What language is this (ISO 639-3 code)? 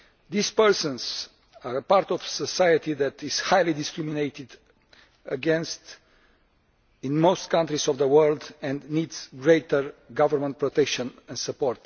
eng